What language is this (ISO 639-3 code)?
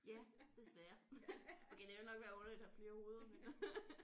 dan